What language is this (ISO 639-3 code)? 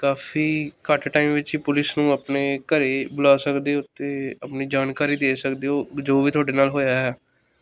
pan